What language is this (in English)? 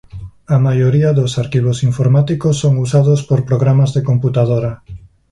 Galician